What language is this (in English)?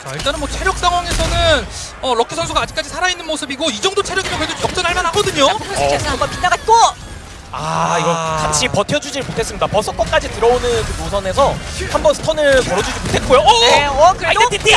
Korean